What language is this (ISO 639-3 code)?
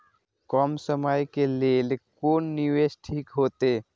mai